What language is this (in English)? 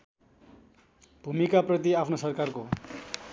Nepali